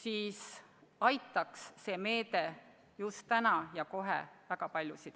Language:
Estonian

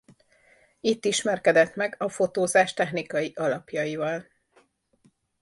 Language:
Hungarian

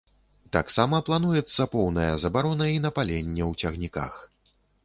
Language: Belarusian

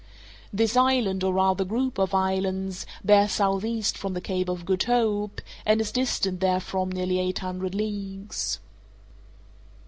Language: English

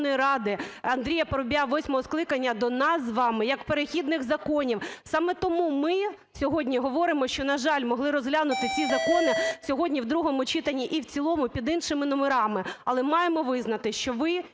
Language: Ukrainian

